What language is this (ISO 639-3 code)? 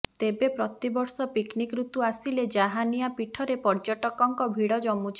ori